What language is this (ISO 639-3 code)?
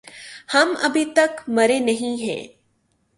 urd